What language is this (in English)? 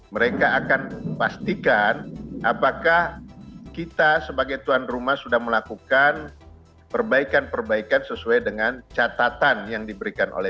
Indonesian